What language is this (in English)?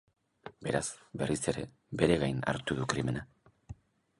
Basque